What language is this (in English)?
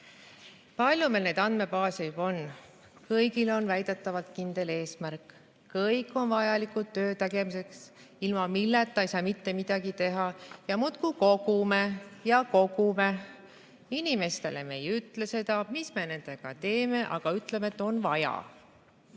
Estonian